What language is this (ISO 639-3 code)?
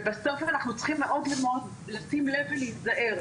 heb